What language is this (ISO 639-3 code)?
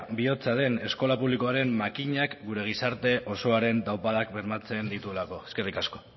eus